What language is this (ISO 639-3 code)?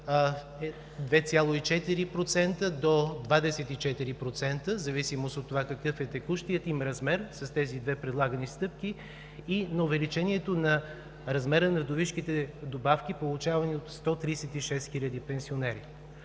bul